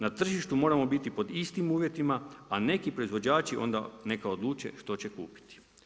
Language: Croatian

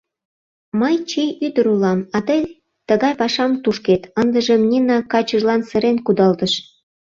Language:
Mari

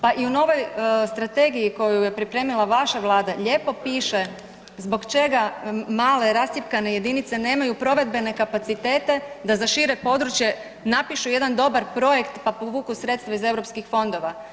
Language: Croatian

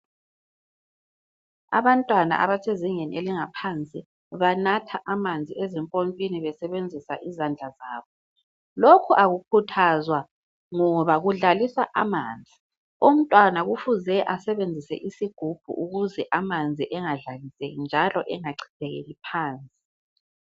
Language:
North Ndebele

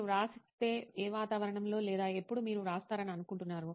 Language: Telugu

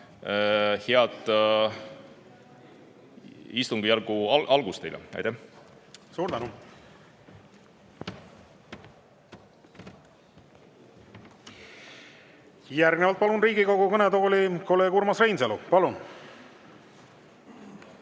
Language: Estonian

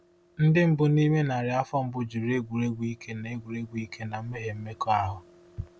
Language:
Igbo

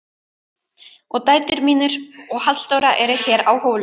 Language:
Icelandic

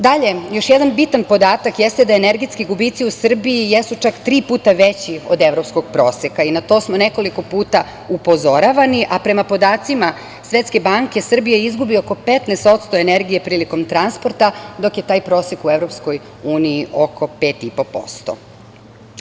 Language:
Serbian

